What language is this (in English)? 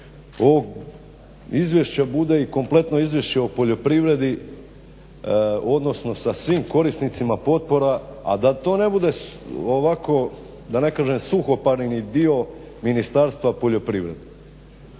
Croatian